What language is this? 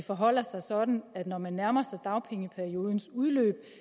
Danish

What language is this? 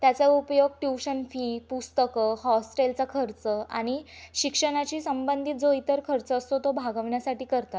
Marathi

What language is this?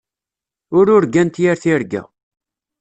Kabyle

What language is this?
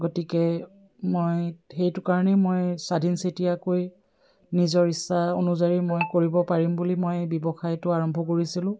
Assamese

